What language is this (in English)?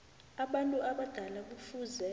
South Ndebele